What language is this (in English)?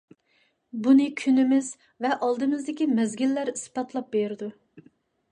Uyghur